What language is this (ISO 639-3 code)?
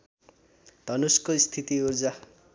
nep